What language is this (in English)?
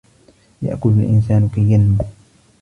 Arabic